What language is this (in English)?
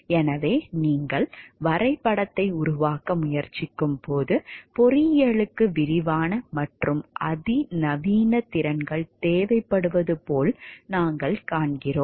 Tamil